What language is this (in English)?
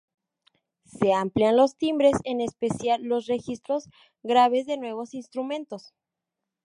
Spanish